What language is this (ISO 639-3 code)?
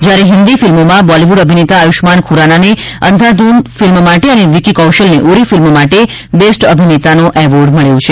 guj